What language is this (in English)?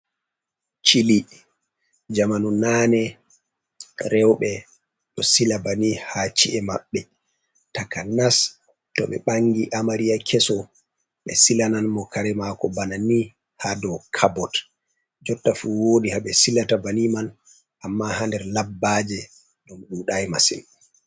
Fula